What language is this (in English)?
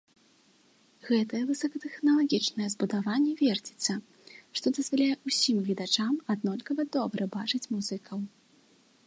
Belarusian